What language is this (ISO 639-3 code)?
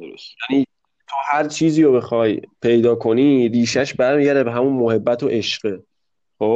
fas